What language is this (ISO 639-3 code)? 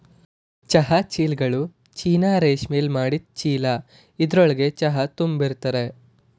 kan